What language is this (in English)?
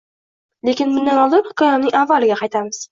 Uzbek